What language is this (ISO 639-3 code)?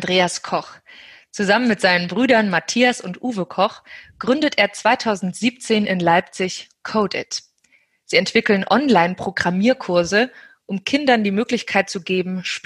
deu